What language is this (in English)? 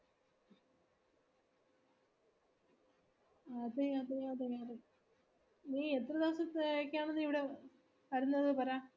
Malayalam